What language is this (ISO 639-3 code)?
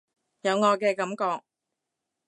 yue